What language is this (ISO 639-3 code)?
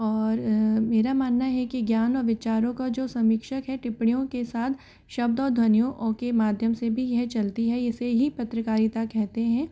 hin